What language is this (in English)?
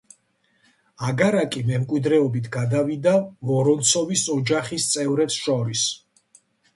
Georgian